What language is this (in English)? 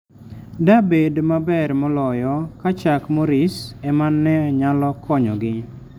Luo (Kenya and Tanzania)